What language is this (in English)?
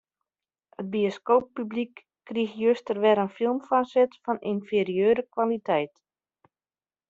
Western Frisian